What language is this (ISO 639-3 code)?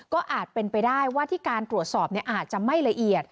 tha